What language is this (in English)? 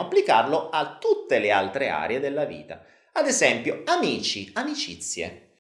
Italian